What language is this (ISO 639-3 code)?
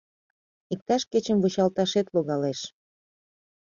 chm